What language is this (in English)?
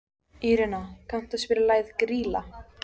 Icelandic